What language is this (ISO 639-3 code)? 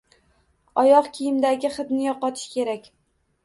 uzb